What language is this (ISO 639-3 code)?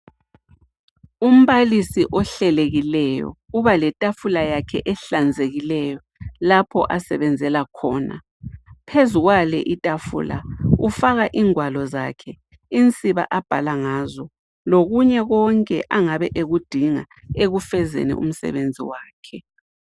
nde